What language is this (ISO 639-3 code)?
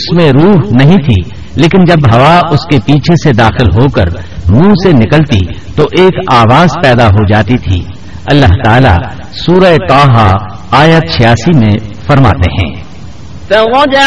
urd